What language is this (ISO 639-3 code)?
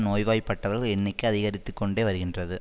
tam